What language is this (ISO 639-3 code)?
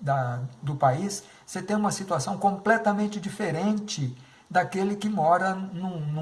por